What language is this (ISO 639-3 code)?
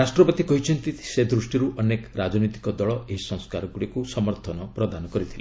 ori